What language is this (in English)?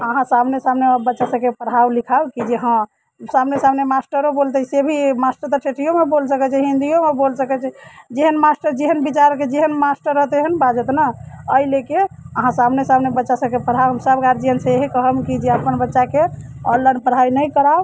Maithili